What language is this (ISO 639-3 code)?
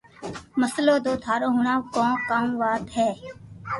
lrk